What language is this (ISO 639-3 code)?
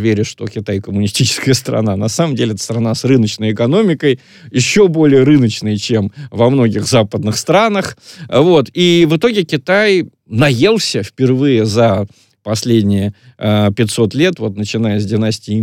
rus